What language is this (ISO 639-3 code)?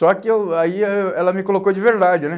por